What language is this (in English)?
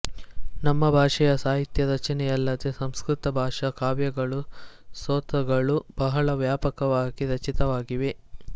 Kannada